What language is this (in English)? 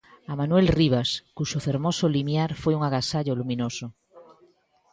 Galician